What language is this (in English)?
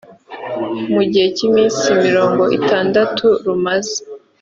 Kinyarwanda